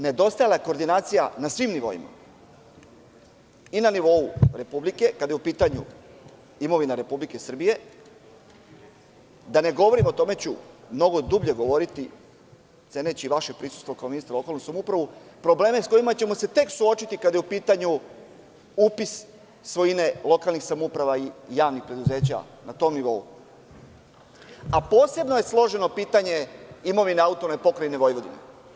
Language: Serbian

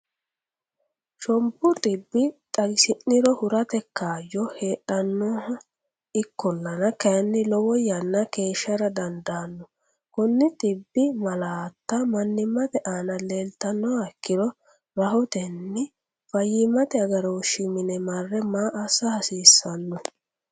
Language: Sidamo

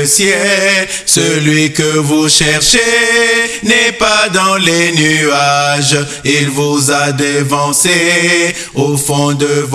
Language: French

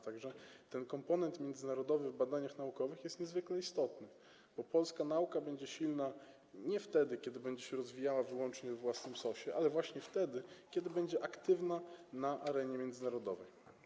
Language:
Polish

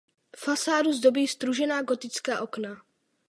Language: Czech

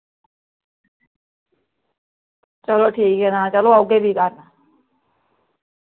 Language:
Dogri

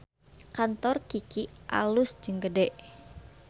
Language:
Sundanese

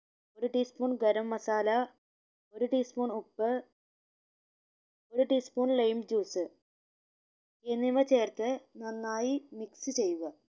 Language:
Malayalam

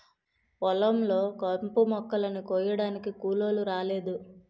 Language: Telugu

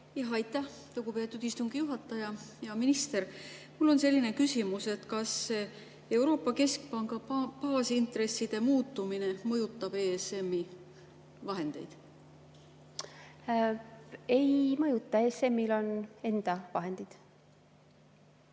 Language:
Estonian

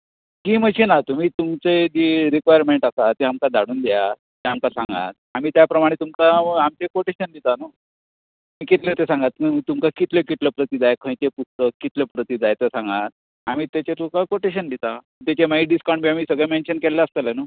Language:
Konkani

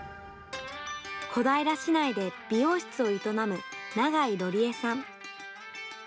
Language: Japanese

